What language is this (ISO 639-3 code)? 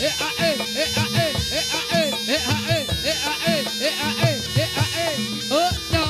ind